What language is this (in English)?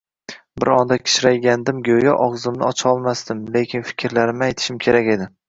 Uzbek